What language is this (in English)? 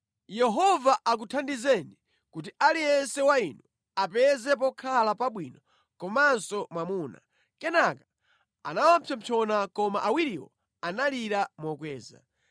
Nyanja